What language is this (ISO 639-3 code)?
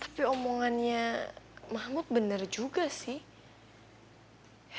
ind